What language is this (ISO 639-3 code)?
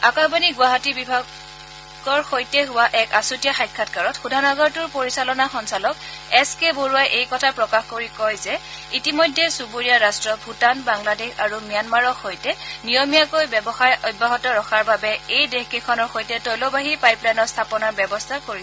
asm